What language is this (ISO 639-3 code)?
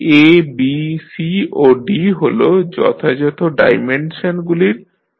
ben